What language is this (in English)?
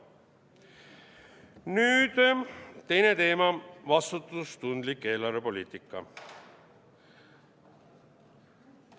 Estonian